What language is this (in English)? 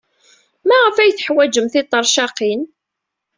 Kabyle